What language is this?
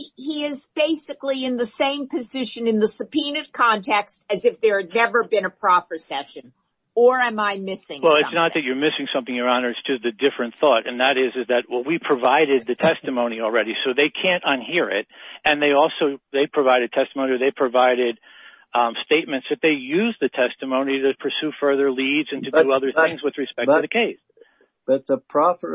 English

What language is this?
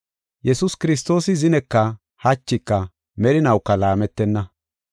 Gofa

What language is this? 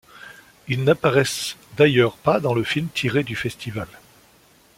French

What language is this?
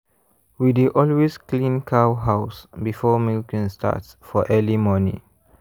Nigerian Pidgin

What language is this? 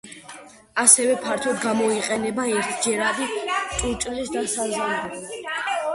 Georgian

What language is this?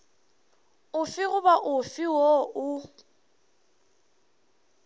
Northern Sotho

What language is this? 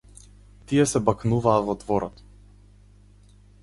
Macedonian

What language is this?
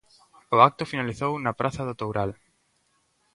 Galician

